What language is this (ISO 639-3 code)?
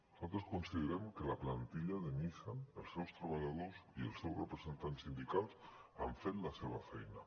cat